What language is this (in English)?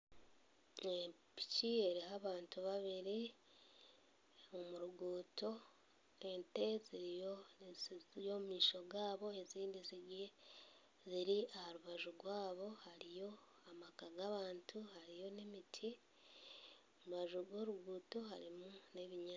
Nyankole